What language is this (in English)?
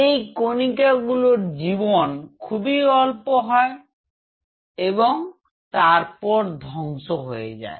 Bangla